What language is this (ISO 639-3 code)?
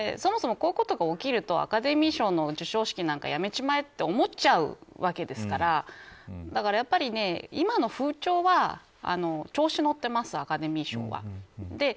jpn